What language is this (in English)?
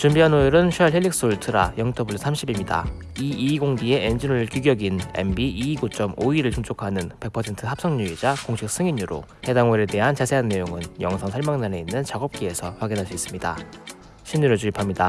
Korean